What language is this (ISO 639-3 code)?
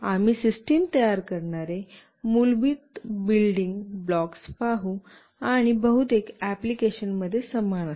mar